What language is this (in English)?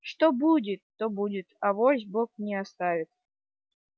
Russian